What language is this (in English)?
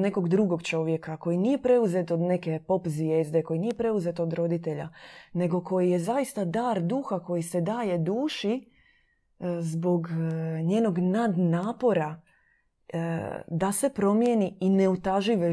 Croatian